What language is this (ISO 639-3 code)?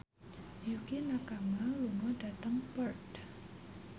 jav